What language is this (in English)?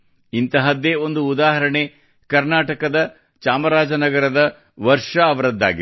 Kannada